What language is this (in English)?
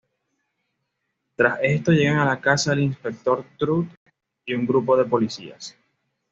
Spanish